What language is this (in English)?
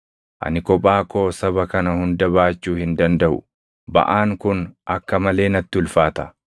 Oromo